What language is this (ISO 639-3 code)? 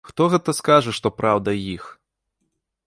bel